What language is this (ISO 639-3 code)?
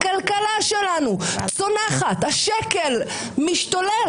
heb